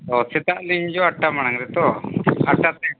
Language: Santali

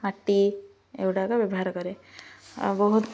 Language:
Odia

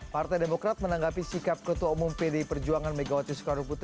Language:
Indonesian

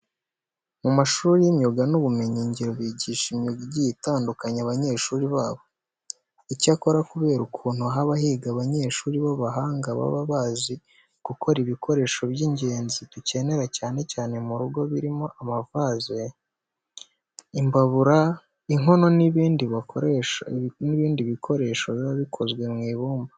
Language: Kinyarwanda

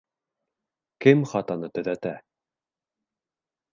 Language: Bashkir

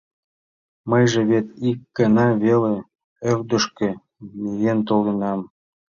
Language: Mari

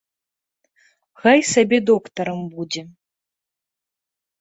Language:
Belarusian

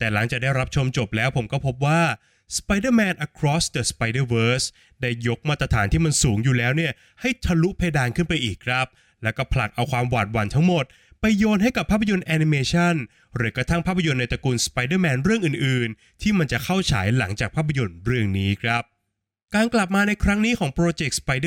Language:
Thai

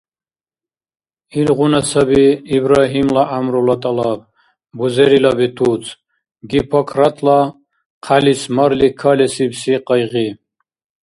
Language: Dargwa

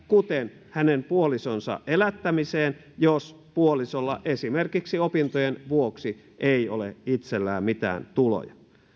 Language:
Finnish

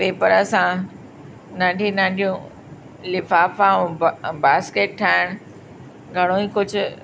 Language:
Sindhi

